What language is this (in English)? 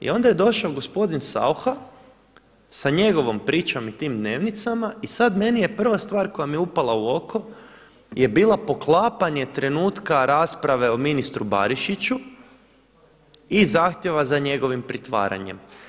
Croatian